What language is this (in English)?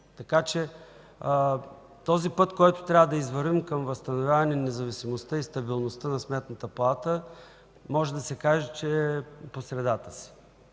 Bulgarian